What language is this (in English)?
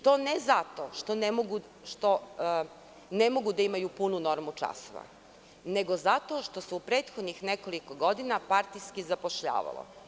Serbian